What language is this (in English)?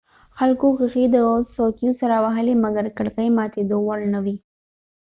Pashto